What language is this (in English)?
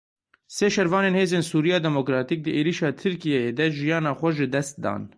Kurdish